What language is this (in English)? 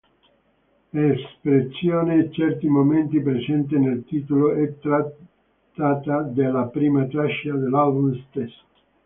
Italian